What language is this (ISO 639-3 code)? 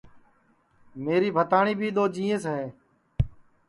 ssi